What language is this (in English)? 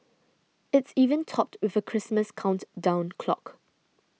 English